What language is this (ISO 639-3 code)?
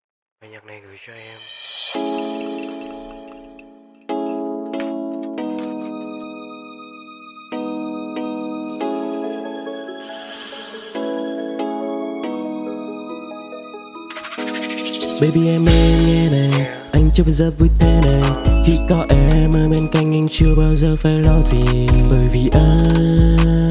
vie